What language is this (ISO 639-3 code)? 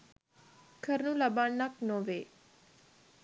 sin